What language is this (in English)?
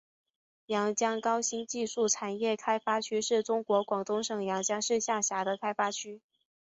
Chinese